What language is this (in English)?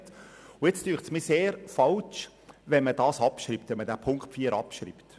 Swiss German